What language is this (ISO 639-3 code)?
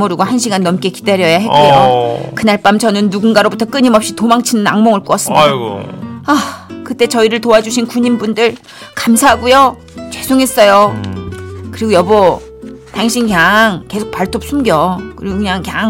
kor